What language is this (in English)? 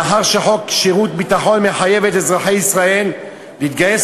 Hebrew